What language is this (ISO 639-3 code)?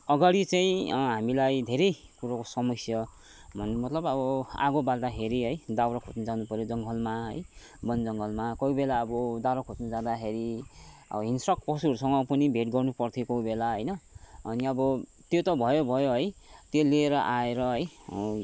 nep